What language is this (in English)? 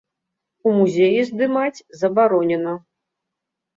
Belarusian